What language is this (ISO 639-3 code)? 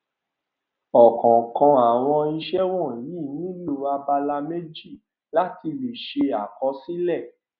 yor